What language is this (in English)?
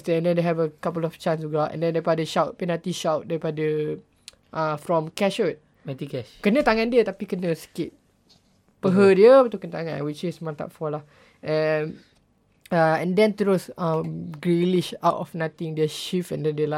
Malay